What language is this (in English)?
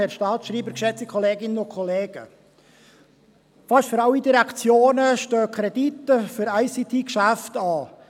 Swiss German